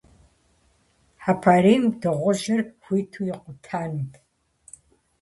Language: Kabardian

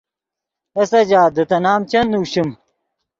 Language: Yidgha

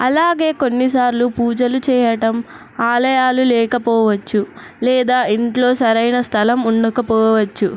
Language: Telugu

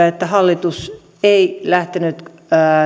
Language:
Finnish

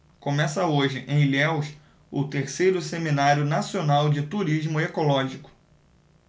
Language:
Portuguese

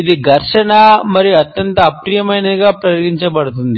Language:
Telugu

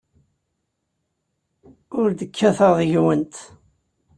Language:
Kabyle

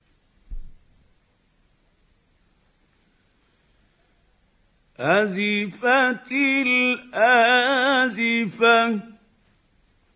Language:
Arabic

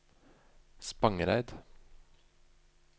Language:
Norwegian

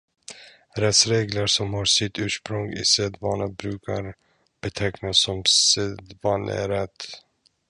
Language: Swedish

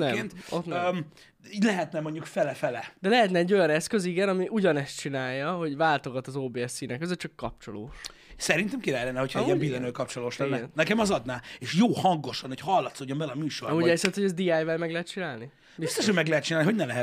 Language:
Hungarian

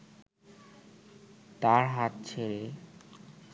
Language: Bangla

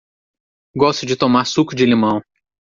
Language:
Portuguese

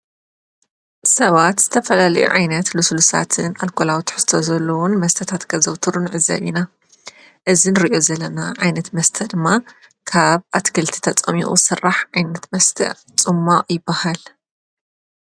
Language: Tigrinya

